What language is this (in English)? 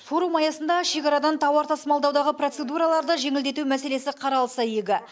Kazakh